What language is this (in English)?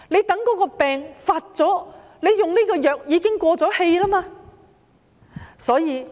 Cantonese